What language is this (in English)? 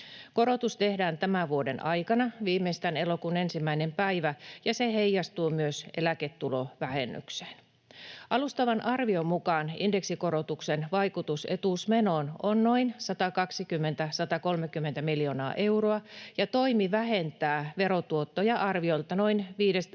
Finnish